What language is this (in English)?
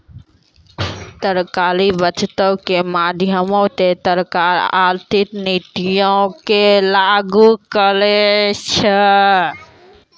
Maithili